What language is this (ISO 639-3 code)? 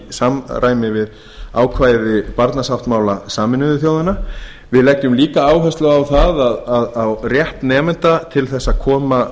isl